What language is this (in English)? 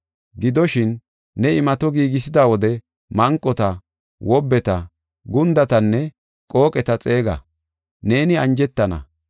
Gofa